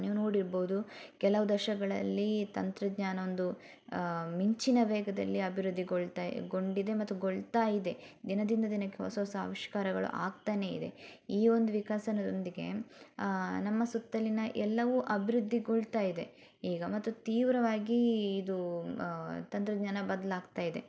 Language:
Kannada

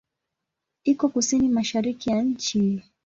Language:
Swahili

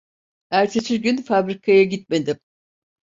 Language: Turkish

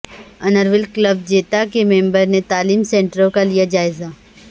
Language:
Urdu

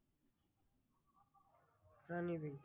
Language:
Bangla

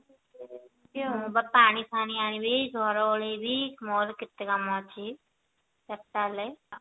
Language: Odia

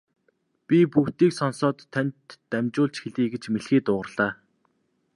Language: Mongolian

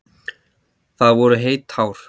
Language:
Icelandic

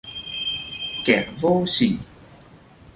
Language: Vietnamese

